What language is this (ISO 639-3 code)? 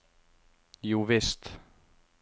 nor